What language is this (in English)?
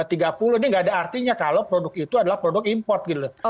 Indonesian